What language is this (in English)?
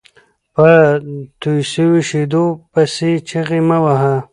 Pashto